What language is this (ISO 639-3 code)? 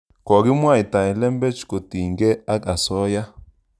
kln